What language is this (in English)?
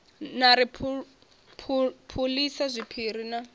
Venda